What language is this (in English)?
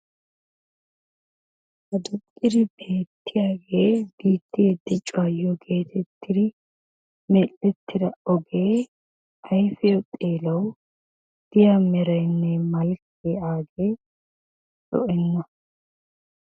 Wolaytta